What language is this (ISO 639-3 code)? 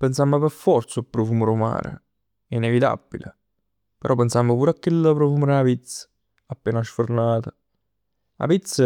nap